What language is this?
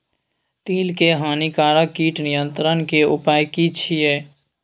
Maithili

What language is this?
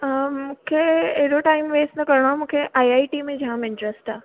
Sindhi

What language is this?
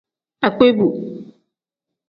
Tem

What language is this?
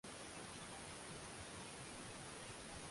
Swahili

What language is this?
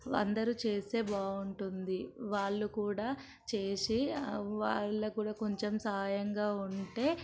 Telugu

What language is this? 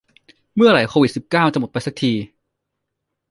Thai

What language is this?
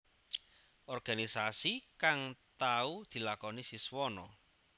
Javanese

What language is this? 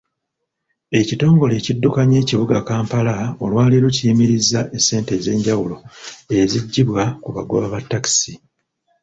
Ganda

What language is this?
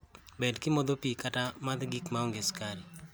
Luo (Kenya and Tanzania)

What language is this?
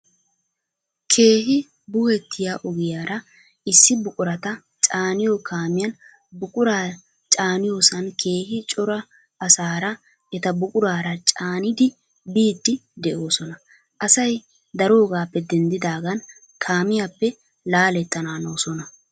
Wolaytta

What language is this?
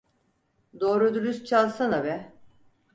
Turkish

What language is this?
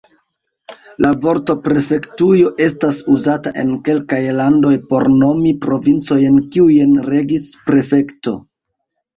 Esperanto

